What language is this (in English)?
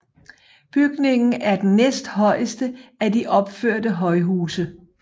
Danish